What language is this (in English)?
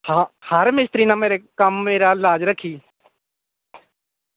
Dogri